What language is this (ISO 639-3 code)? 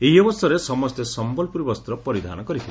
ori